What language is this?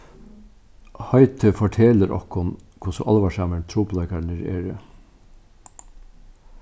Faroese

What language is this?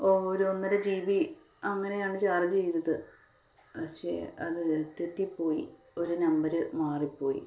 Malayalam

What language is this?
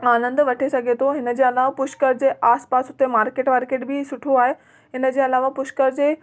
Sindhi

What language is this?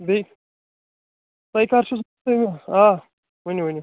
Kashmiri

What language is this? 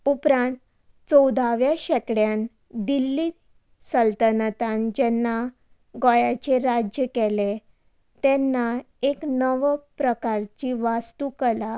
Konkani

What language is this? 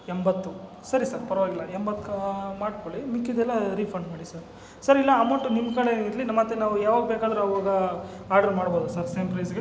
Kannada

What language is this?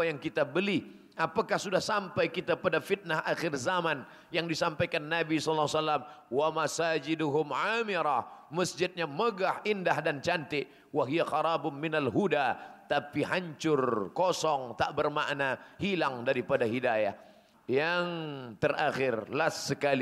Malay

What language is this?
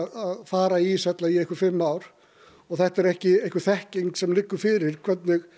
Icelandic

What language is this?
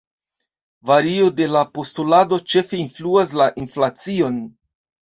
Esperanto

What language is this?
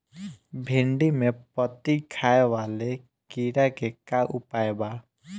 Bhojpuri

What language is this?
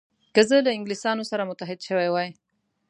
Pashto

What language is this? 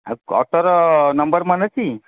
Odia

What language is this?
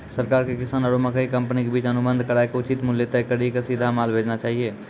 Maithili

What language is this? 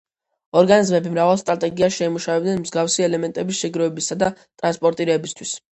Georgian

